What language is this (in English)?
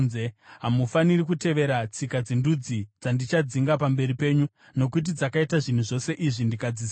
Shona